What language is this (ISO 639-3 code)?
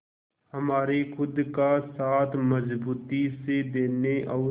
hin